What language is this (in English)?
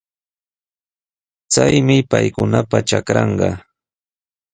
Sihuas Ancash Quechua